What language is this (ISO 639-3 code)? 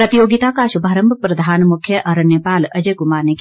hin